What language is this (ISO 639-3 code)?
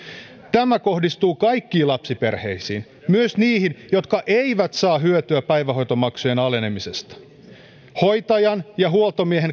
fin